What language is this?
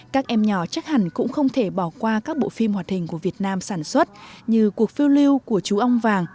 Vietnamese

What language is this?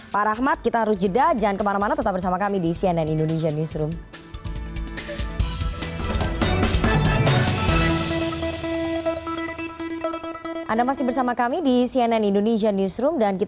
Indonesian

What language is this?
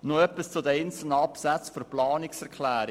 Swiss German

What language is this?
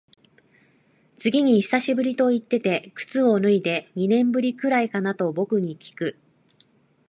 Japanese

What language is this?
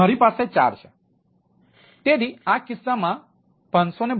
Gujarati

